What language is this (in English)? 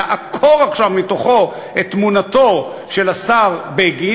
Hebrew